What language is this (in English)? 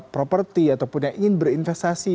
Indonesian